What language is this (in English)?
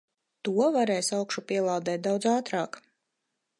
Latvian